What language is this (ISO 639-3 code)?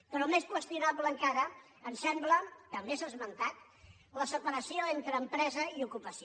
cat